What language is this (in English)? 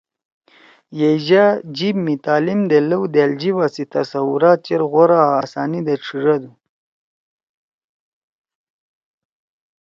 Torwali